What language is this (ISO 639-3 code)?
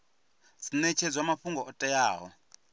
ven